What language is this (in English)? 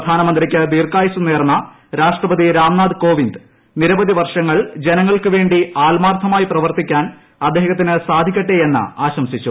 Malayalam